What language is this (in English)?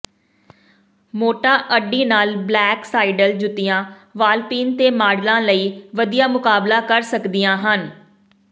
Punjabi